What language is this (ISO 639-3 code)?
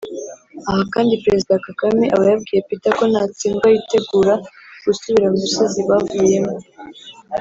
kin